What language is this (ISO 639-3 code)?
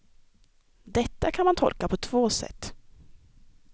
swe